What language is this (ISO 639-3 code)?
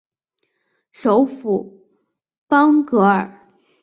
zho